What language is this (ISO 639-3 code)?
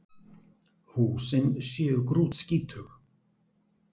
isl